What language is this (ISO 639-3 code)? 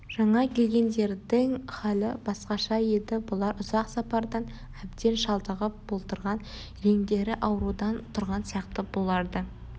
kaz